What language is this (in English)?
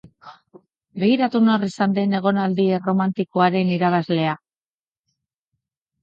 Basque